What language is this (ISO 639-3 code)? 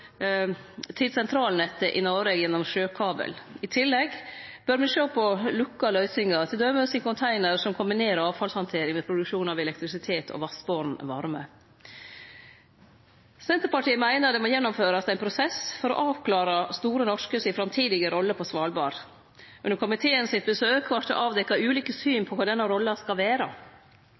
nno